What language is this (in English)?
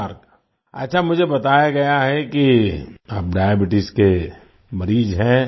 Hindi